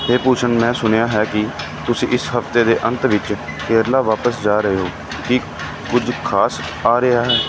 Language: Punjabi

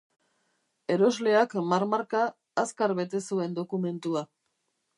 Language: Basque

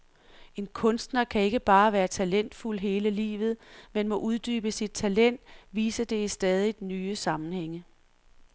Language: Danish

